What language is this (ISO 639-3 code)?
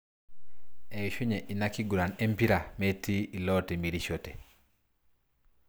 mas